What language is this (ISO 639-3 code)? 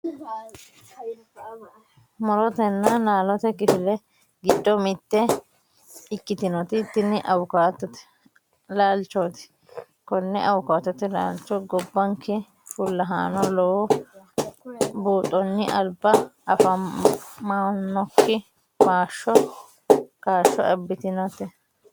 sid